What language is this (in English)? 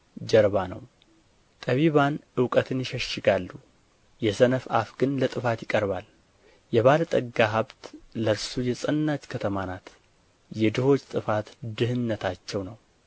Amharic